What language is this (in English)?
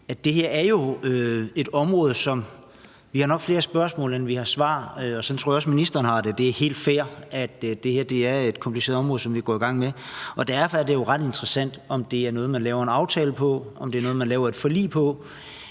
Danish